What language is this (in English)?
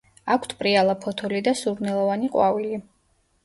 Georgian